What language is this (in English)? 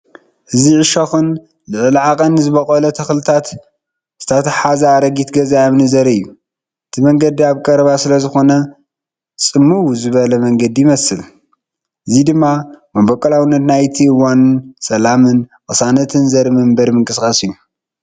Tigrinya